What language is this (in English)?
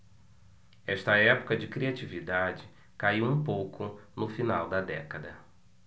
Portuguese